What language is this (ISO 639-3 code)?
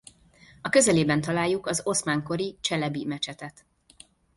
hun